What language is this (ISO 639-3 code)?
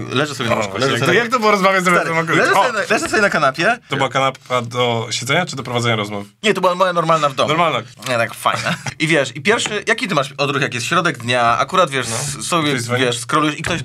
pol